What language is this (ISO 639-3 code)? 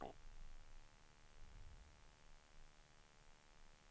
swe